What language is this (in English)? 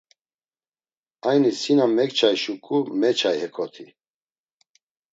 Laz